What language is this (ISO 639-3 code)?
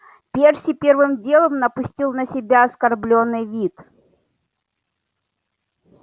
rus